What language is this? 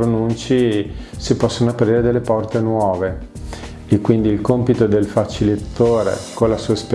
Italian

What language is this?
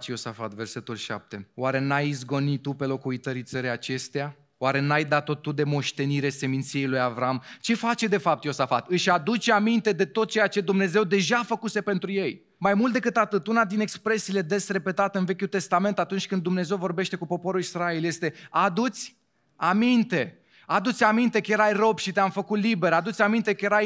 Romanian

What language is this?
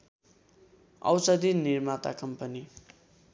Nepali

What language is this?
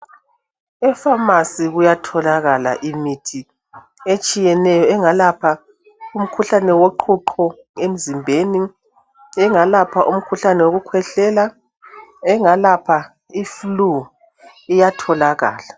North Ndebele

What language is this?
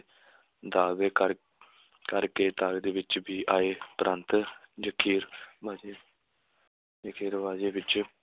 Punjabi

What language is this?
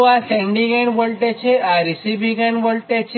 Gujarati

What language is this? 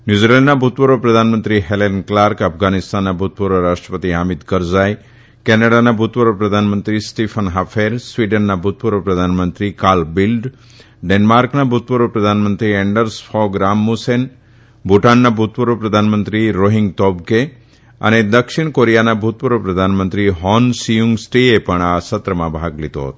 Gujarati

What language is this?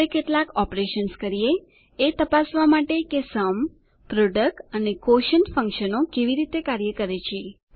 Gujarati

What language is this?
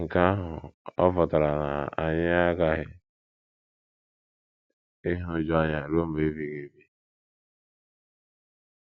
Igbo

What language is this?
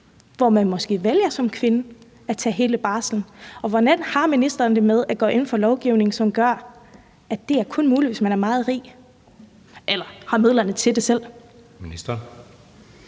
Danish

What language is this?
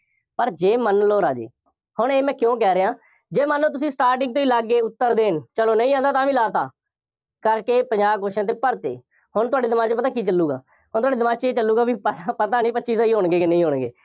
Punjabi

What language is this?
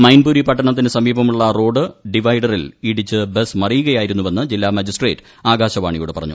Malayalam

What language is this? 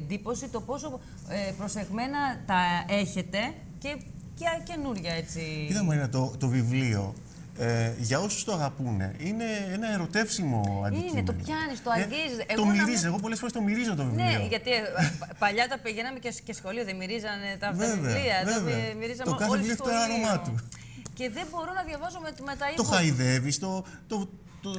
Greek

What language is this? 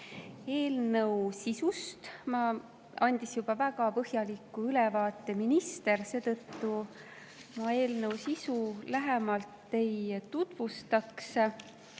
Estonian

